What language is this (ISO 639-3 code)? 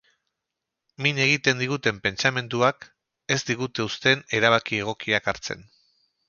eus